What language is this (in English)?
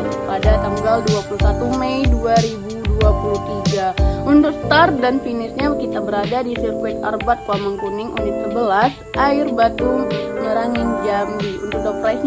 Indonesian